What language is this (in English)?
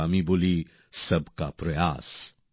Bangla